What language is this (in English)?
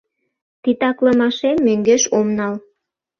Mari